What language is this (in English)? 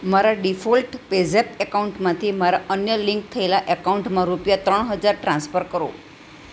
Gujarati